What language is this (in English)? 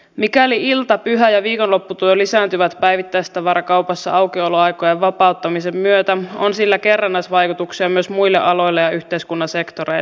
Finnish